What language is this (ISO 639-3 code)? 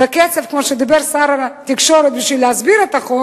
heb